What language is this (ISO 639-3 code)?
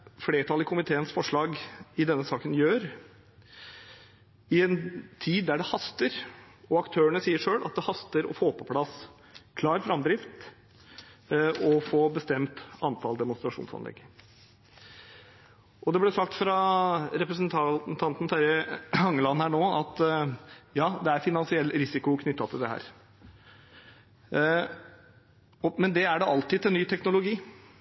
nob